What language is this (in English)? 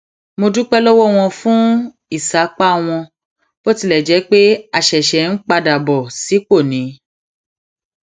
Yoruba